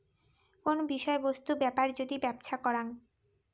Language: Bangla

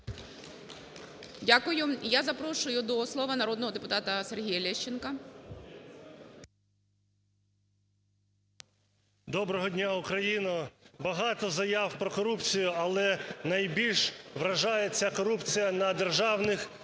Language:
Ukrainian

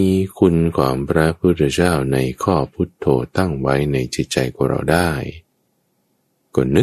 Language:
Thai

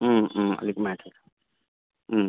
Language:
Nepali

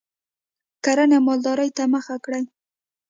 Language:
Pashto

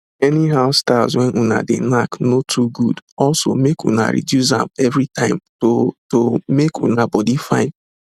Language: Nigerian Pidgin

